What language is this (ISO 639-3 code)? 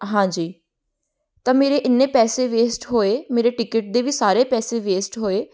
pan